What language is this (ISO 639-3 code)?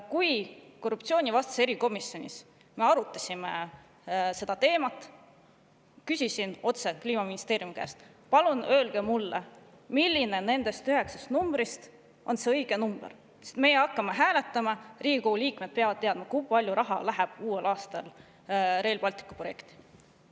est